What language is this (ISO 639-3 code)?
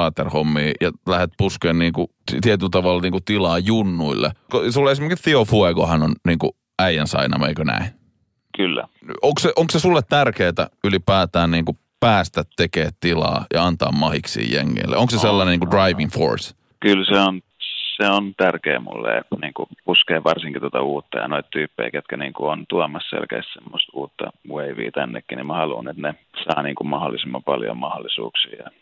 fin